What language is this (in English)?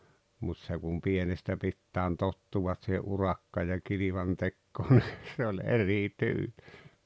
Finnish